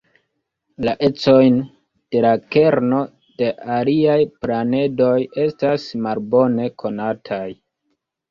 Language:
Esperanto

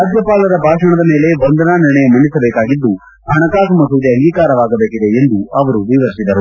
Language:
Kannada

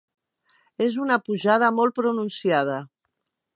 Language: Catalan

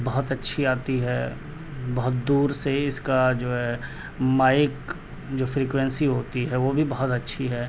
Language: Urdu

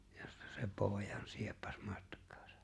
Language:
Finnish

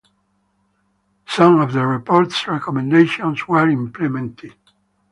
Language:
English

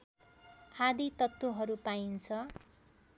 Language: Nepali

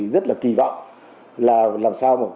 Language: Vietnamese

